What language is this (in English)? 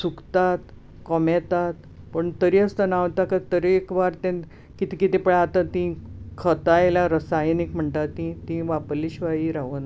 Konkani